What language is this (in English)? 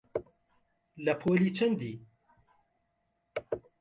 Central Kurdish